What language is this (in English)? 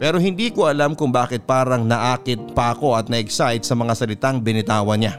Filipino